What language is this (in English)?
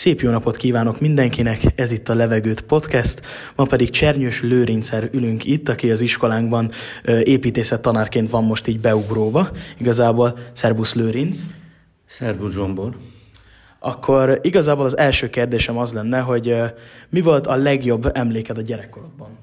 Hungarian